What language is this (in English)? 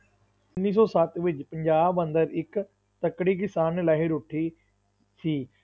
Punjabi